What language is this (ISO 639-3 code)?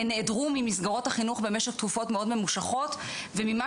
heb